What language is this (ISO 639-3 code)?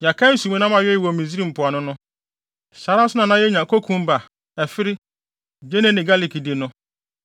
aka